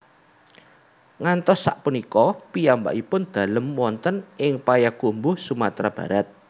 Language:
Javanese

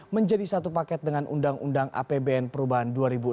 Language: Indonesian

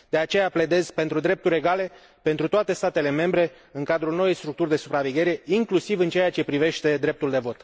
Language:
Romanian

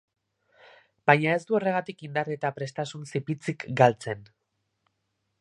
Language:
Basque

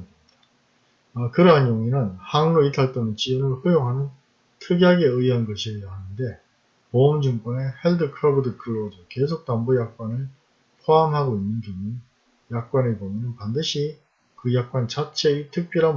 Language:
Korean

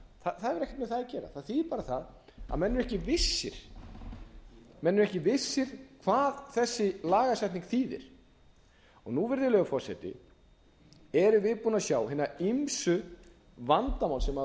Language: Icelandic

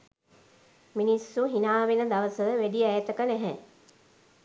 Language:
Sinhala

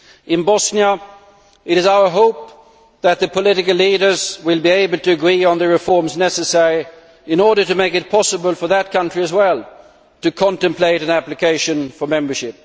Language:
English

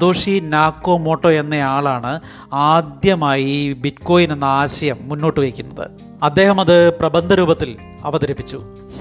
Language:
Malayalam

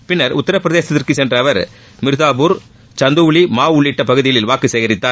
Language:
Tamil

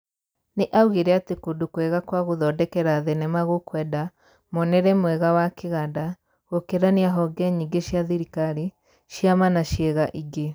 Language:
Kikuyu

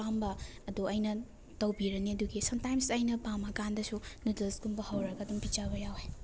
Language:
Manipuri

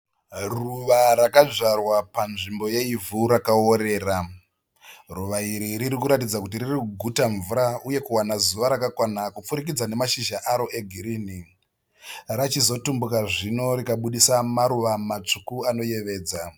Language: Shona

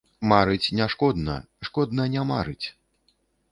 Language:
Belarusian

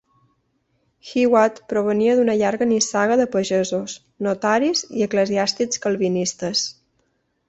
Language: Catalan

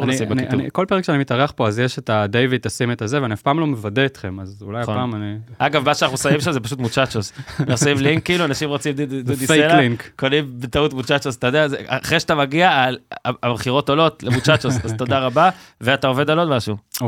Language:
Hebrew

